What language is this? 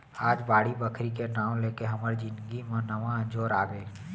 Chhattisgarhi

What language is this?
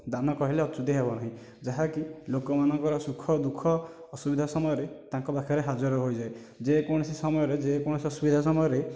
Odia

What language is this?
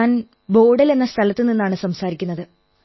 Malayalam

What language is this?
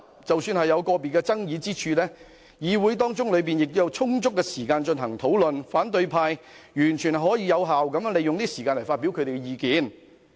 Cantonese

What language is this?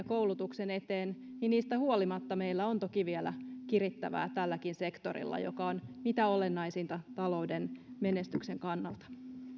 Finnish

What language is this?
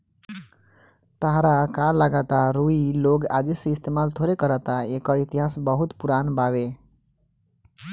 Bhojpuri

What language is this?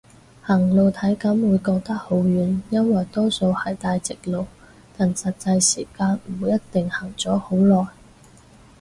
Cantonese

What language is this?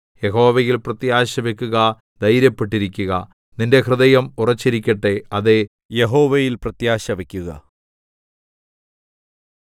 Malayalam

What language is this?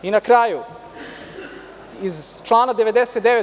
Serbian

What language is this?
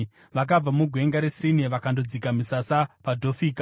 Shona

